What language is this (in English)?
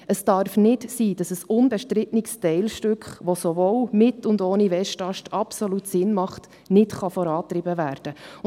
Swiss German